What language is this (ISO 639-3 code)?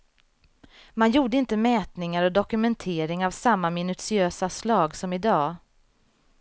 swe